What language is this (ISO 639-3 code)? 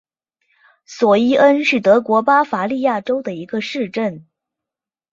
zho